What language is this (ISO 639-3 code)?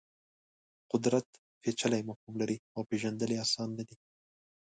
pus